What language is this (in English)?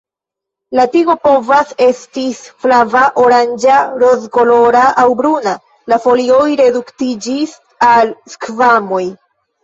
Esperanto